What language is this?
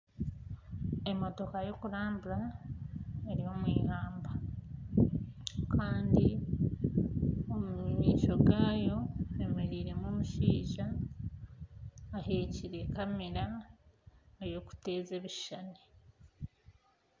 Nyankole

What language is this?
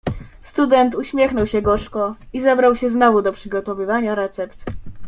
Polish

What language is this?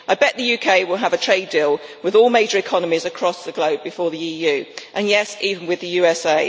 English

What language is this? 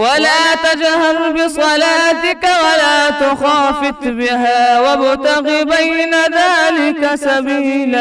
Arabic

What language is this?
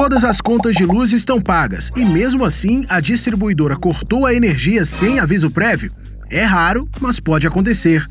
Portuguese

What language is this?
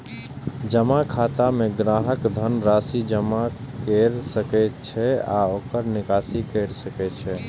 Maithili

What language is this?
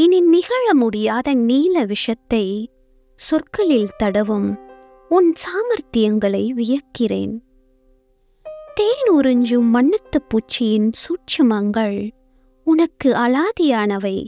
Tamil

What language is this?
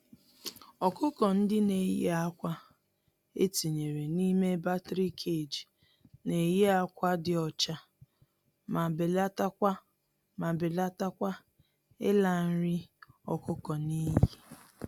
Igbo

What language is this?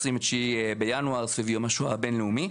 Hebrew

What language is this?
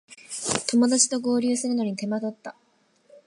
Japanese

